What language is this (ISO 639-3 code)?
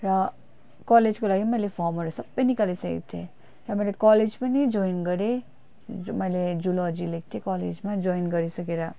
nep